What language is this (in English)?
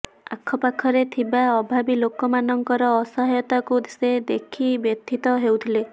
Odia